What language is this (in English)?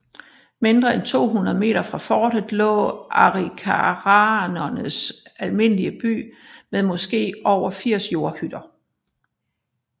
Danish